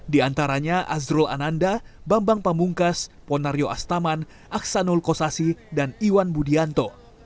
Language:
Indonesian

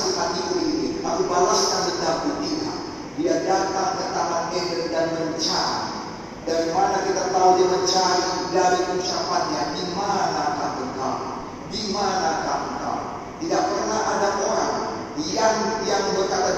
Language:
Indonesian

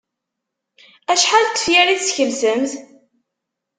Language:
Kabyle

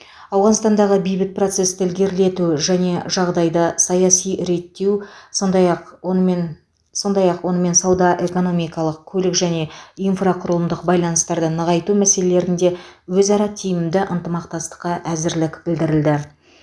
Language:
Kazakh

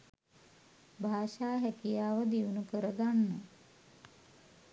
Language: Sinhala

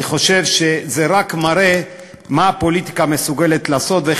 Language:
Hebrew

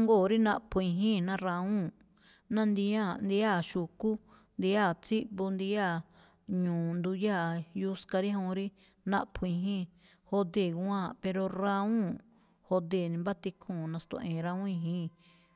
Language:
Malinaltepec Me'phaa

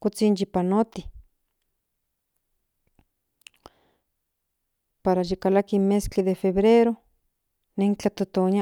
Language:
Central Nahuatl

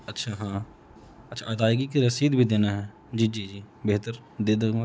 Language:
Urdu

